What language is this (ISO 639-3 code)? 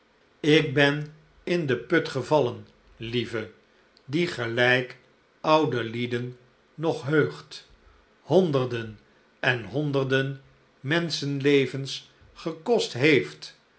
nld